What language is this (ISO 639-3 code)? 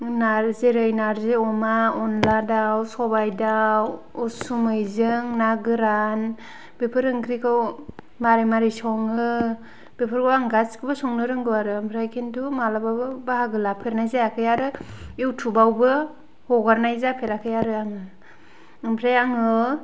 brx